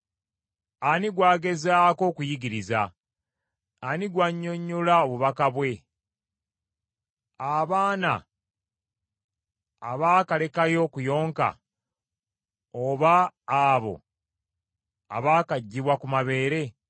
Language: Ganda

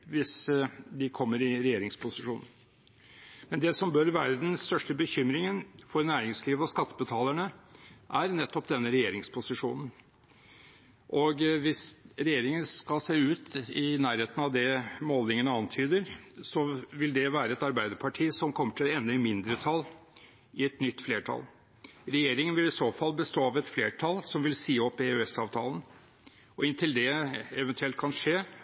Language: Norwegian Bokmål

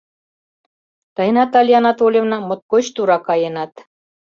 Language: Mari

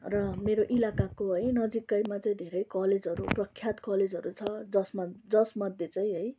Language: Nepali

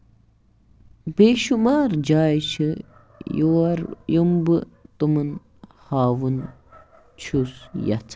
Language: Kashmiri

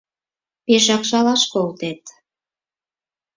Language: Mari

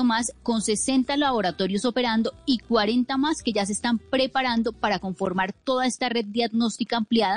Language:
Spanish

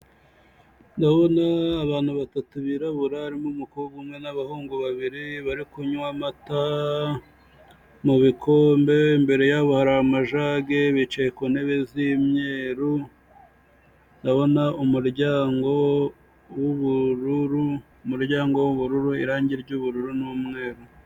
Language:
Kinyarwanda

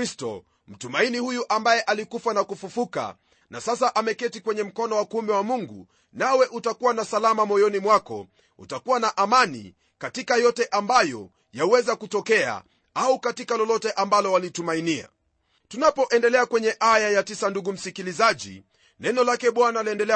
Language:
Swahili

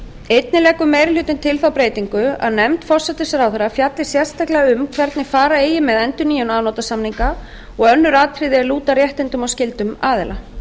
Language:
Icelandic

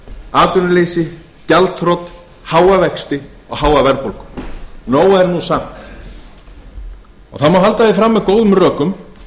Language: Icelandic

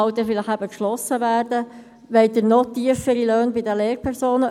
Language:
Swiss German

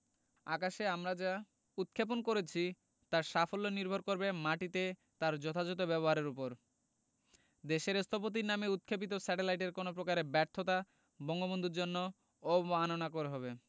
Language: Bangla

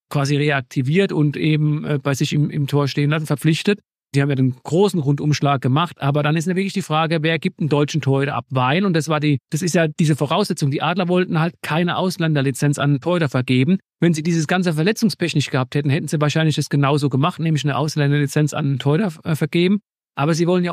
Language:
German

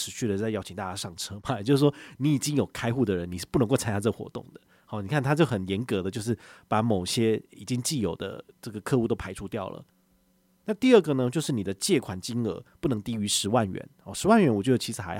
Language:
Chinese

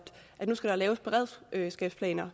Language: Danish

